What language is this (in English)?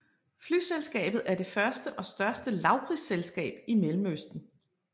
Danish